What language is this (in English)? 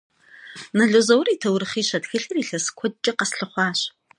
Kabardian